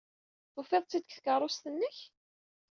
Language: Kabyle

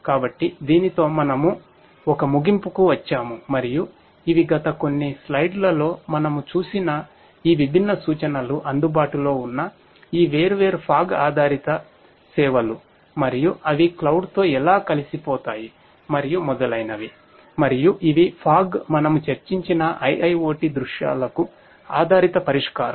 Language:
Telugu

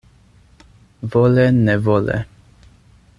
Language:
Esperanto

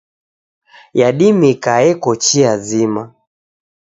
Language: Taita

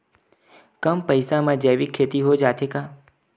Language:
Chhattisgarhi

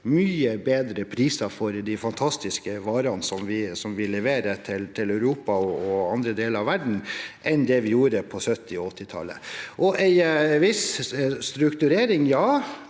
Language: Norwegian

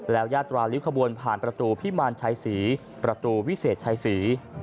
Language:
Thai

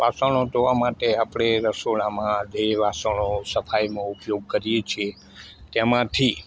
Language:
Gujarati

